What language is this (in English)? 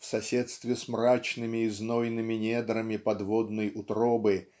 Russian